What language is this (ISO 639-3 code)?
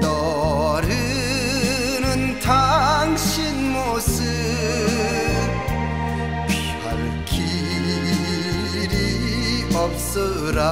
kor